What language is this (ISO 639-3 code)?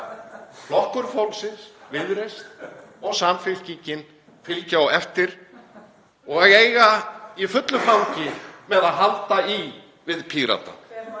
isl